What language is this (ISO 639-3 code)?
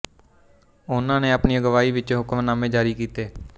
pan